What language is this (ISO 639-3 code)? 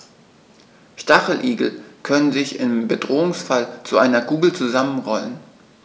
deu